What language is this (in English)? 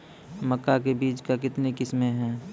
Maithili